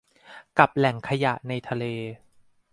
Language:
Thai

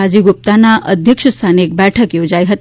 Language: Gujarati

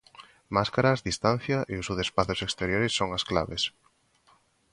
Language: Galician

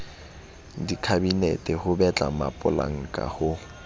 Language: Southern Sotho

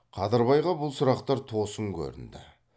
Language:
Kazakh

